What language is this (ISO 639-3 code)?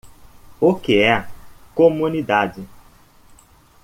por